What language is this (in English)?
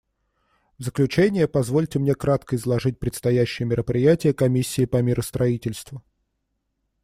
Russian